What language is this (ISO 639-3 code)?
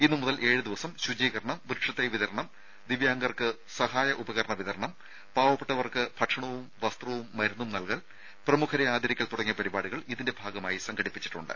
mal